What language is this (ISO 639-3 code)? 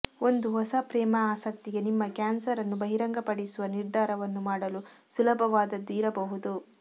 kan